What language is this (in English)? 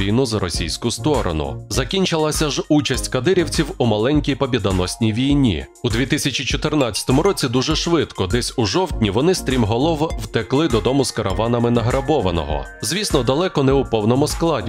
Ukrainian